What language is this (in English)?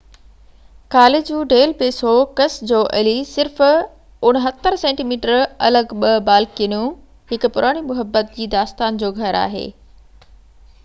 Sindhi